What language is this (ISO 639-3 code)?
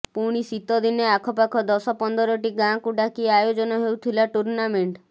ori